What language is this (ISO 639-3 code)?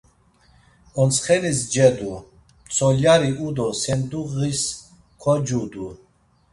lzz